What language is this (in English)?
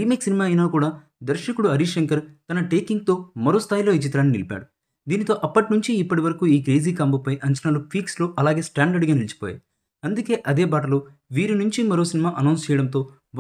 Telugu